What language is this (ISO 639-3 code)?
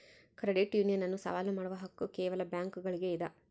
kan